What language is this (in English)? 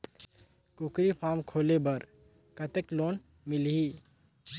Chhattisgarhi